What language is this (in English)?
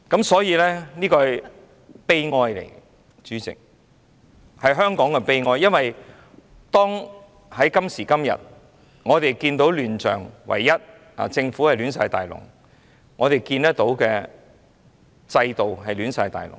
Cantonese